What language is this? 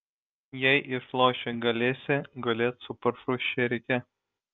Lithuanian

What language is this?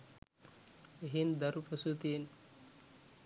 Sinhala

